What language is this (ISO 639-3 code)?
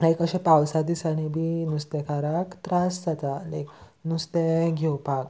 kok